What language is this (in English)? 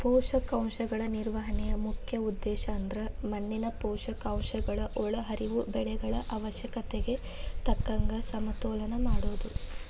Kannada